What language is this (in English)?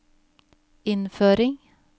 Norwegian